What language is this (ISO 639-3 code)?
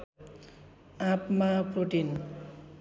nep